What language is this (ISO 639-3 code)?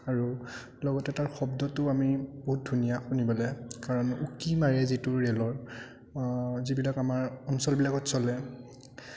asm